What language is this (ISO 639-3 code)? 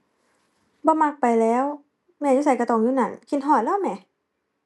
tha